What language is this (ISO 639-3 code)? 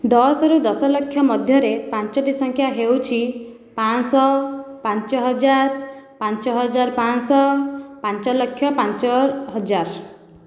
ori